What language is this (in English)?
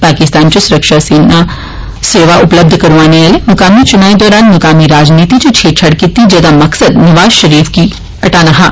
Dogri